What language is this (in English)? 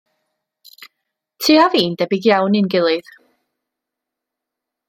Welsh